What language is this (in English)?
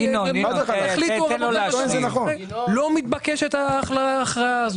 Hebrew